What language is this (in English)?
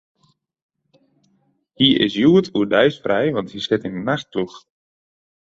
Western Frisian